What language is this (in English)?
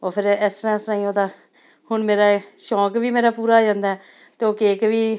Punjabi